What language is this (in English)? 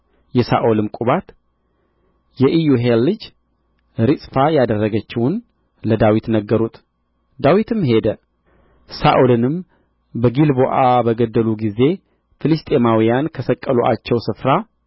Amharic